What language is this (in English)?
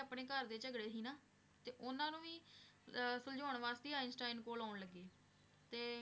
Punjabi